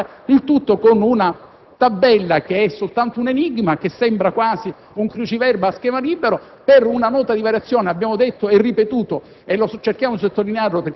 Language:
Italian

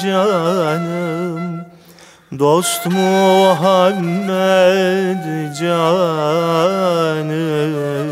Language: Turkish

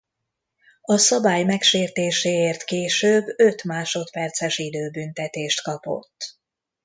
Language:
Hungarian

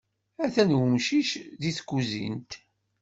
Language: Kabyle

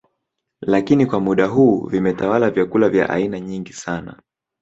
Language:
Swahili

